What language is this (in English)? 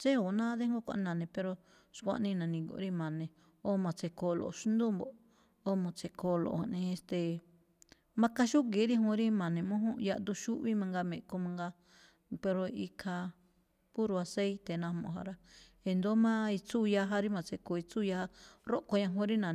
Malinaltepec Me'phaa